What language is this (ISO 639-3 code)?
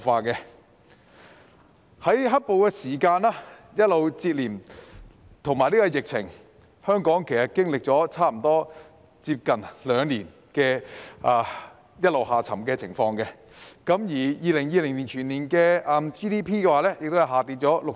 yue